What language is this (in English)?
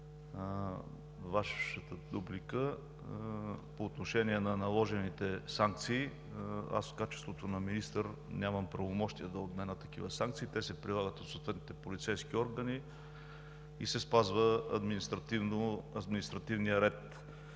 Bulgarian